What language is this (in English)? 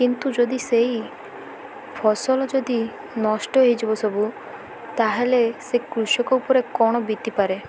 Odia